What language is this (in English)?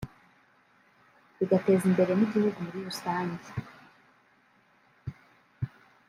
Kinyarwanda